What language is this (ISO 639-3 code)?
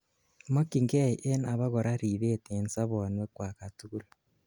kln